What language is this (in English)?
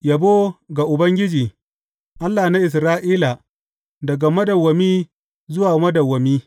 Hausa